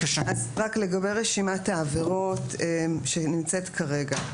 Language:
Hebrew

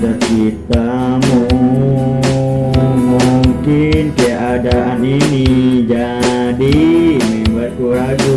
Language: Indonesian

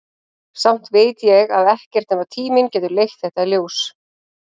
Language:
Icelandic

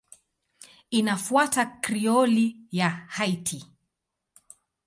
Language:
Swahili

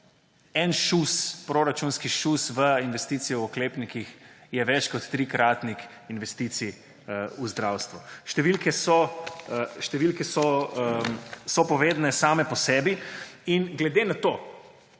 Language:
Slovenian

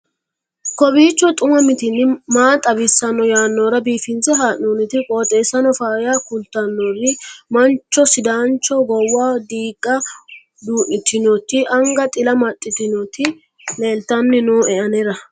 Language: Sidamo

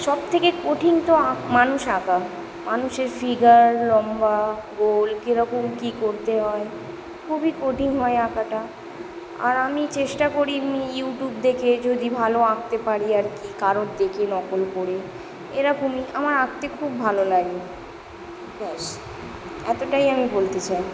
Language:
Bangla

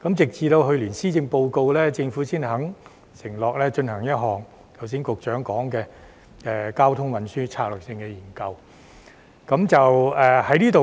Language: Cantonese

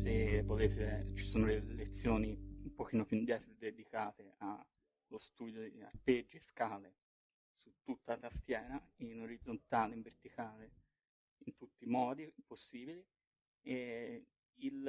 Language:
Italian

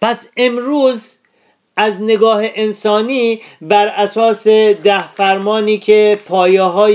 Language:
Persian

